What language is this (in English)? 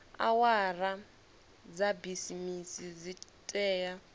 Venda